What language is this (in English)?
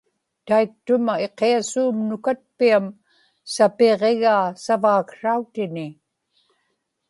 Inupiaq